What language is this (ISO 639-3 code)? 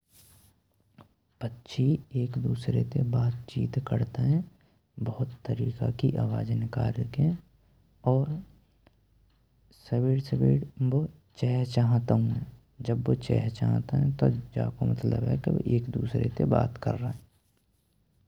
bra